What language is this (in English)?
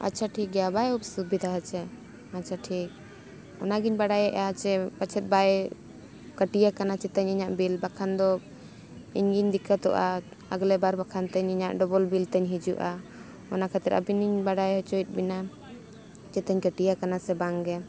Santali